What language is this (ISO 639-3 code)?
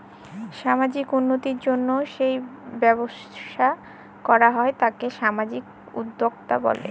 ben